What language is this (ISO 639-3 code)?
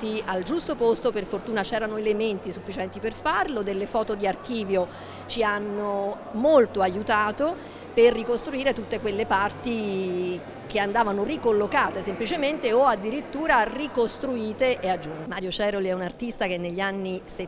ita